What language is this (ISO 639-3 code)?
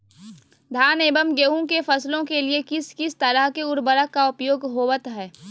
mag